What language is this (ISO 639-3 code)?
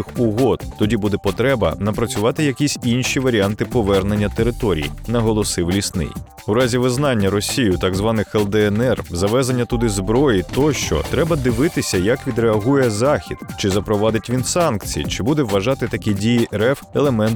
ukr